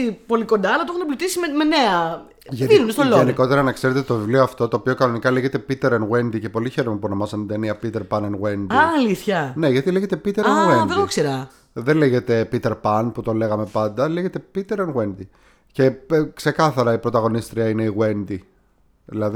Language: Greek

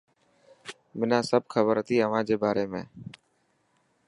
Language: Dhatki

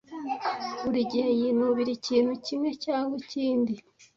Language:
Kinyarwanda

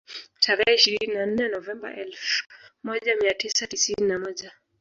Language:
Swahili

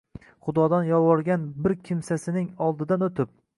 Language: Uzbek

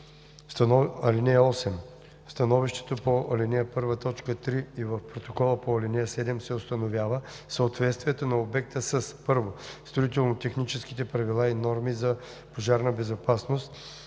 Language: Bulgarian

